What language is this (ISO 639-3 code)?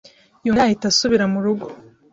kin